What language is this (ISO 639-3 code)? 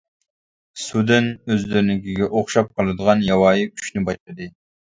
uig